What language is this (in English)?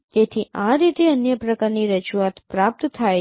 Gujarati